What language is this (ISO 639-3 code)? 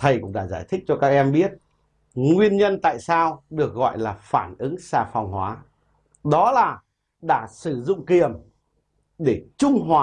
vie